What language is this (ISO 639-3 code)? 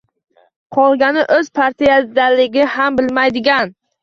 uzb